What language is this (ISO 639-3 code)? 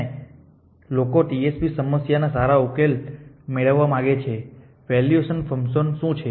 guj